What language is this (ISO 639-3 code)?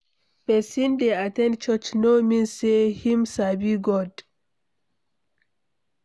pcm